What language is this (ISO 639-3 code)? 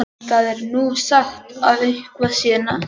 isl